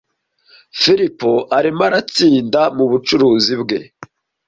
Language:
Kinyarwanda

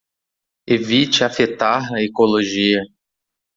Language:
Portuguese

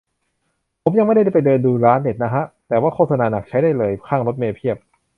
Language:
Thai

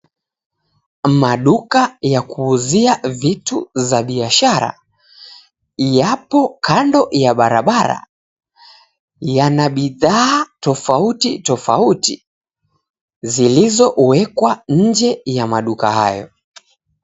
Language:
Swahili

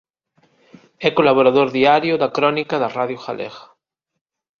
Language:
Galician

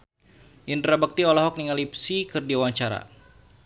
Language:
Sundanese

